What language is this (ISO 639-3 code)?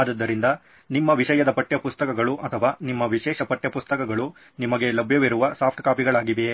kan